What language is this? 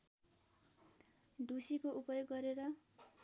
Nepali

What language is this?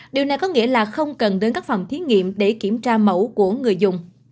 Vietnamese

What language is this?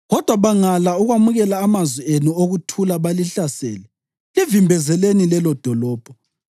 North Ndebele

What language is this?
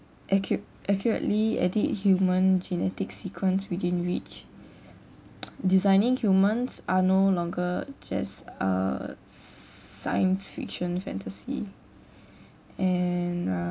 English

